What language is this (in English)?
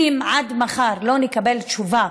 Hebrew